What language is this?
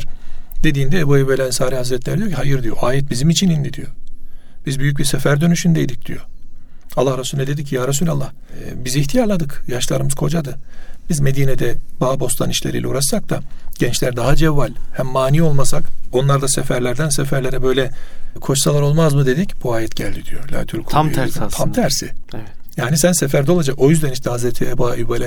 Turkish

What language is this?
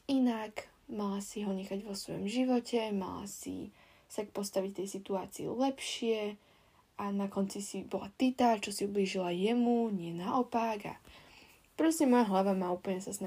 Slovak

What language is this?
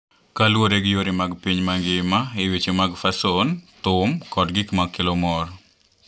Luo (Kenya and Tanzania)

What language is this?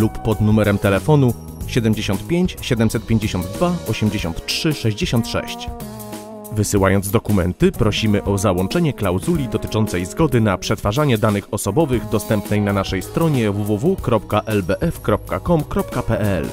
Polish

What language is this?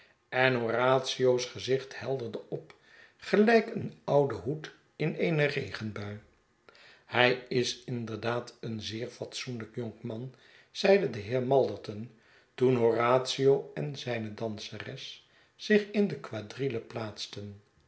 Dutch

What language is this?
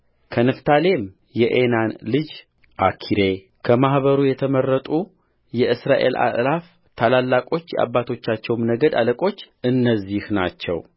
Amharic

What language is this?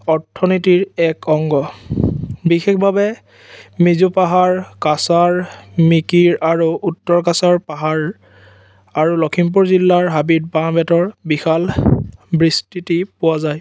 Assamese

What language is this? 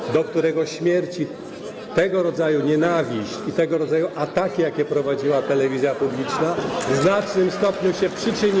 Polish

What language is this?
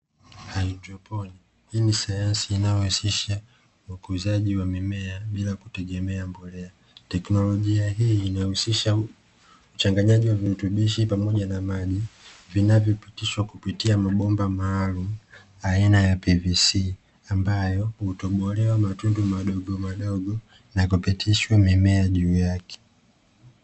Swahili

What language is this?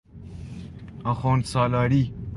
Persian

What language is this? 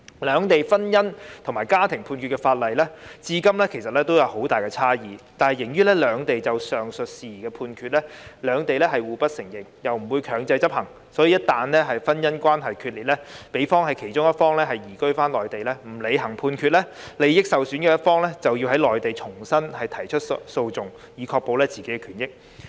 Cantonese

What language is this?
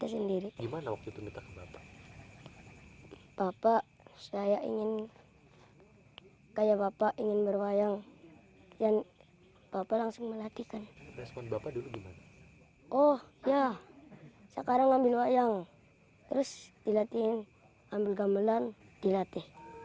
Indonesian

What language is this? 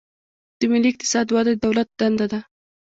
Pashto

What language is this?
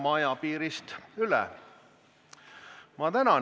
Estonian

